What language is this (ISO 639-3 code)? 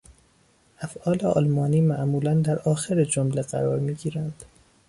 fas